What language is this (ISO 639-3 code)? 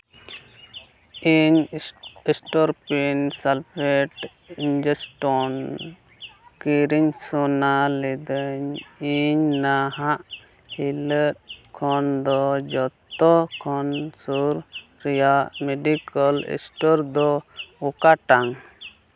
sat